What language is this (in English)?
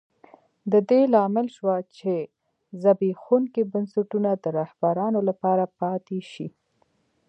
Pashto